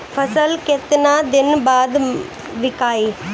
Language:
Bhojpuri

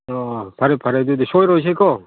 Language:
Manipuri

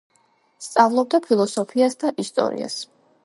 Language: Georgian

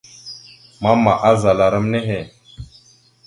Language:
Mada (Cameroon)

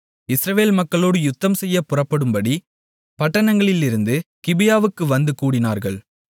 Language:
Tamil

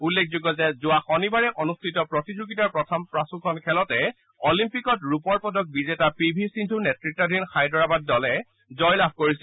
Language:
Assamese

